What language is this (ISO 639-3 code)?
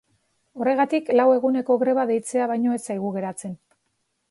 eus